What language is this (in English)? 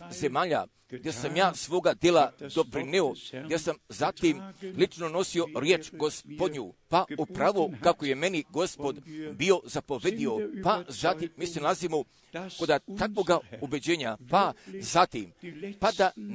Croatian